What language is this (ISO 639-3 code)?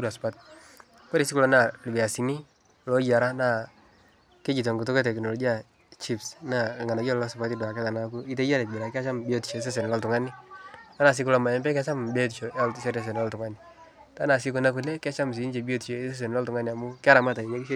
mas